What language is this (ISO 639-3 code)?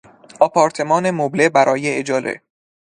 fas